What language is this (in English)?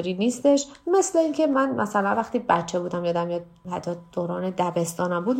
Persian